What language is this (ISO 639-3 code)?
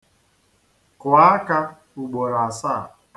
ibo